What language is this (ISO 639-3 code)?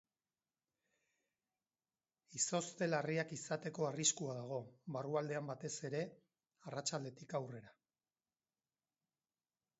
eus